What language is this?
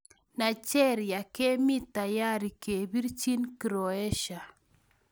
Kalenjin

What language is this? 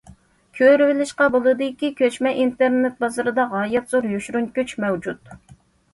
Uyghur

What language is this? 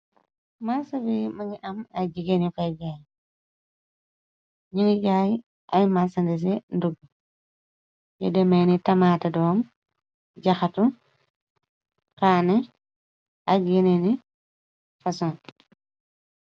Wolof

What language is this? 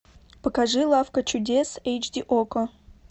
Russian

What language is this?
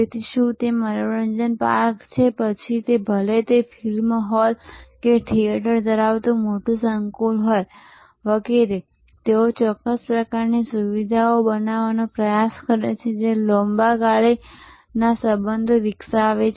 Gujarati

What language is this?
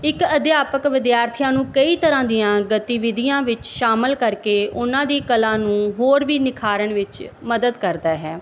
Punjabi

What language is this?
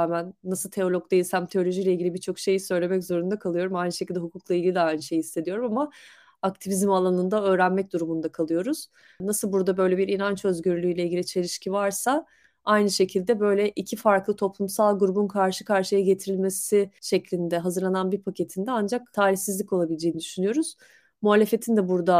Turkish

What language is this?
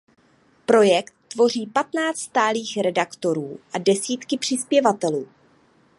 Czech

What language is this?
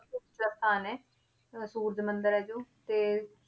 Punjabi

